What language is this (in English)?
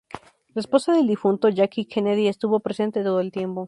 Spanish